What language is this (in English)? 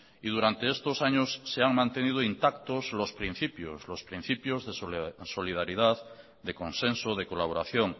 Spanish